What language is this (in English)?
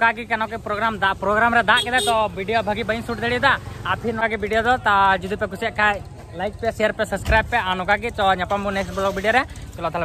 Indonesian